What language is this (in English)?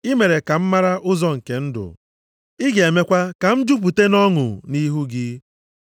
Igbo